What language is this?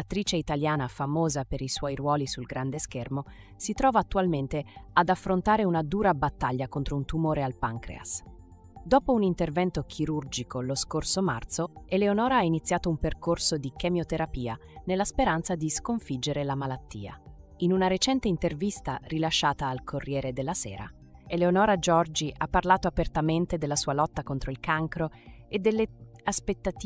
Italian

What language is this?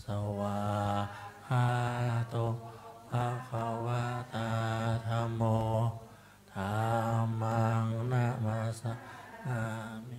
Thai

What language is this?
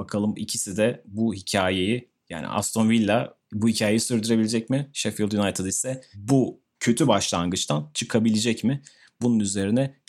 Turkish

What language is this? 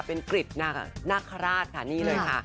Thai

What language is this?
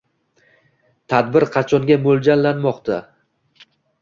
Uzbek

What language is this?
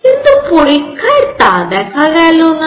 Bangla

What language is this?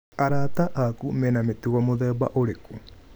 Kikuyu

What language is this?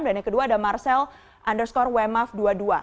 Indonesian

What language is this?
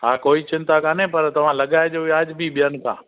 Sindhi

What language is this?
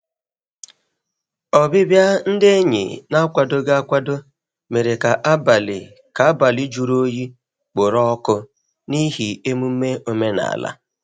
Igbo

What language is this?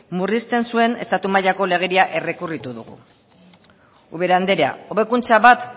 Basque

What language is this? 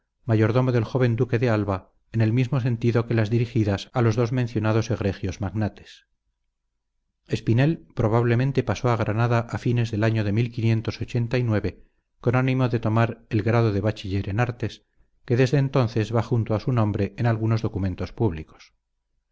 Spanish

